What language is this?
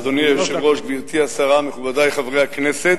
Hebrew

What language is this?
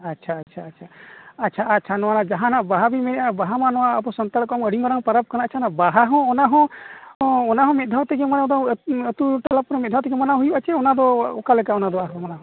Santali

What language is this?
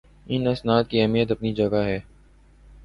Urdu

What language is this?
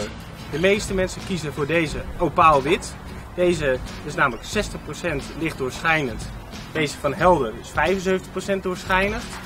Dutch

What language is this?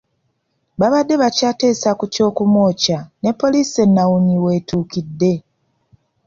Ganda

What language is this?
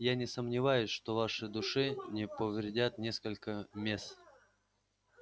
Russian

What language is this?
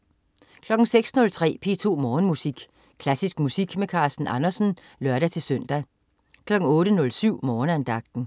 Danish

